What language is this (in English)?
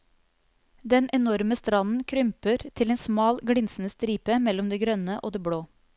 Norwegian